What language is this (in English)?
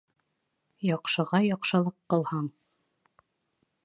Bashkir